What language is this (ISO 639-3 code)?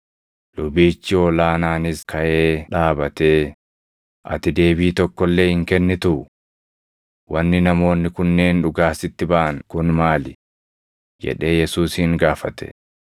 orm